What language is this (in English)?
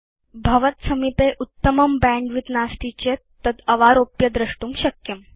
Sanskrit